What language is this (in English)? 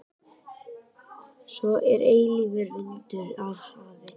Icelandic